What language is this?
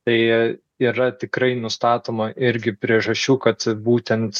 Lithuanian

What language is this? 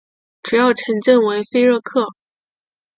Chinese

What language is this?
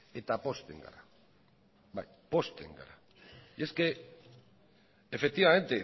Basque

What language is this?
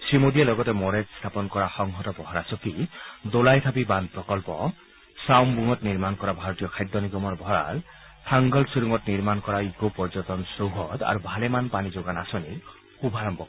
Assamese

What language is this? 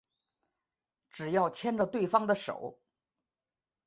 Chinese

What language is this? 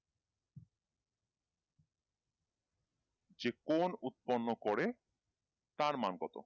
Bangla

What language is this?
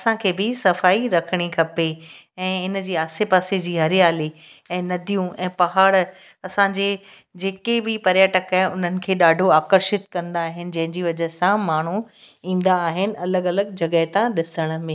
Sindhi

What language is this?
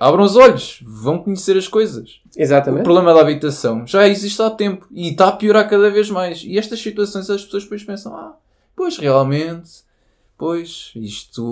Portuguese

